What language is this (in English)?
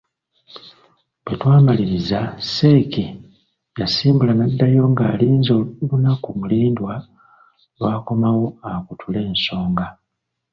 Ganda